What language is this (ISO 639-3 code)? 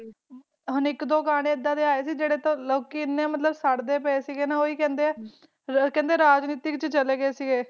pan